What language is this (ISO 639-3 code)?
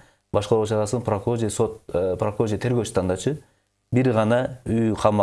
rus